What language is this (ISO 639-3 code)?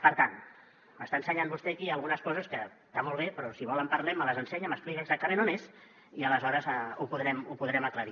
cat